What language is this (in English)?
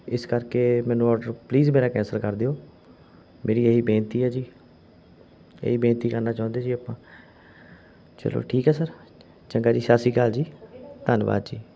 Punjabi